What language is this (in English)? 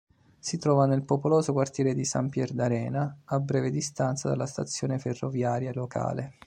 Italian